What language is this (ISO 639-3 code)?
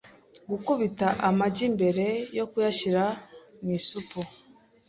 kin